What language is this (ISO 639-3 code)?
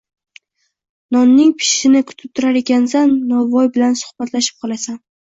uzb